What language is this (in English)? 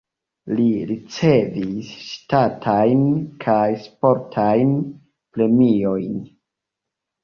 Esperanto